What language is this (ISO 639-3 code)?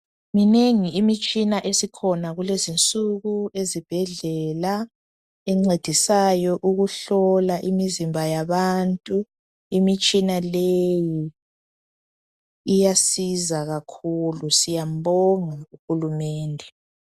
nde